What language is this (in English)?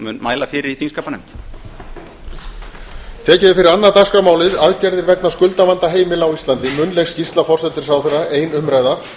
Icelandic